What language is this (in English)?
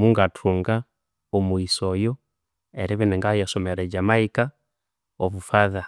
Konzo